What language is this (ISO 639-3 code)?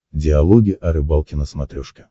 rus